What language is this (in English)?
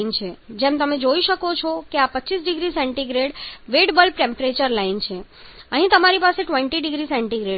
Gujarati